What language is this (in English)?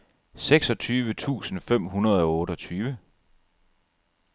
Danish